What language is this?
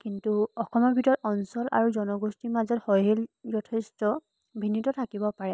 Assamese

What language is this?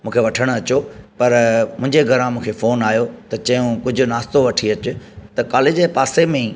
Sindhi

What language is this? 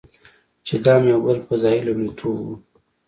Pashto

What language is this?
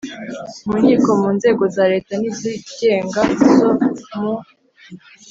Kinyarwanda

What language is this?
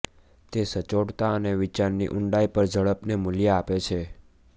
Gujarati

